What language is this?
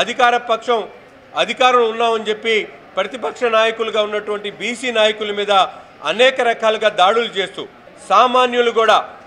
Telugu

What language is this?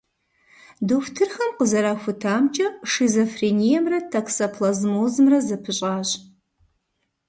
Kabardian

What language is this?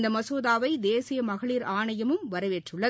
Tamil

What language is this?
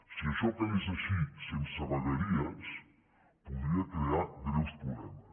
Catalan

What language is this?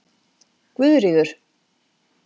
Icelandic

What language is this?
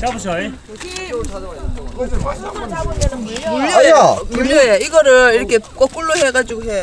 Korean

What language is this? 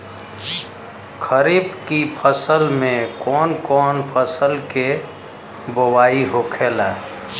Bhojpuri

